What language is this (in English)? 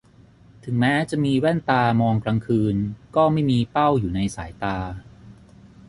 Thai